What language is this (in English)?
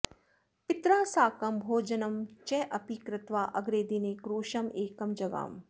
Sanskrit